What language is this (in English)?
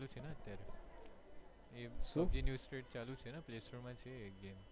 Gujarati